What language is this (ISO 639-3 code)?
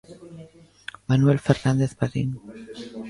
glg